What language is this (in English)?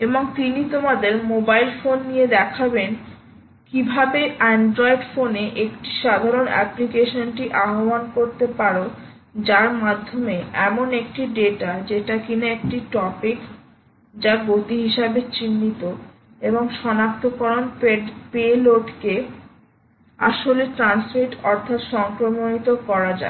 Bangla